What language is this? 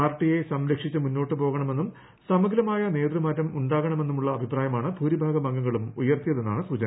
Malayalam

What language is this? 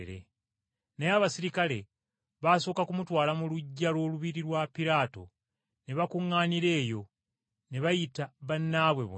Ganda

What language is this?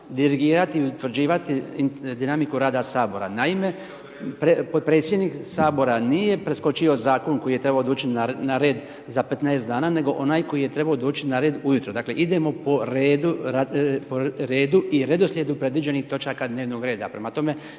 Croatian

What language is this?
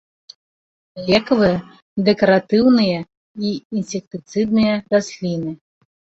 Belarusian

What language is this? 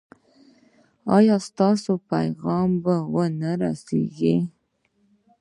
Pashto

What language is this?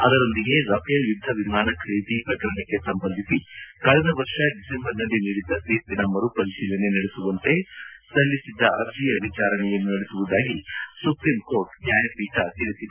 Kannada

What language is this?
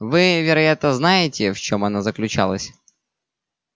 Russian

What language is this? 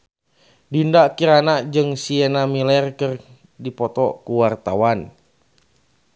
Sundanese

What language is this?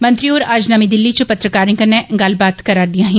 Dogri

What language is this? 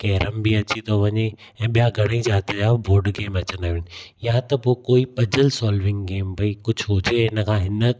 Sindhi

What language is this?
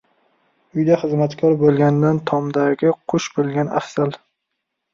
Uzbek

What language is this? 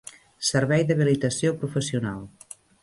Catalan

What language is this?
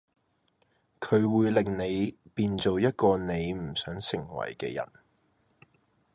Cantonese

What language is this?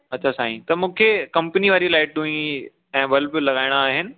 Sindhi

